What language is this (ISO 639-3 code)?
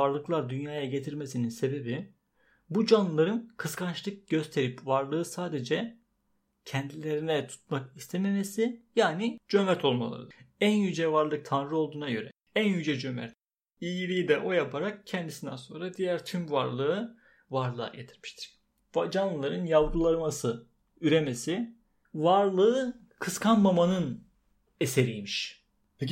tur